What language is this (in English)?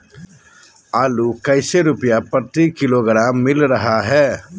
Magahi